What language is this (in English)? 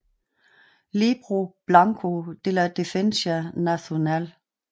Danish